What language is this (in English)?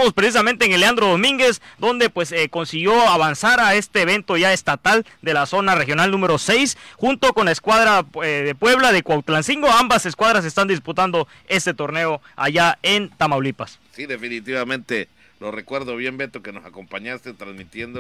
Spanish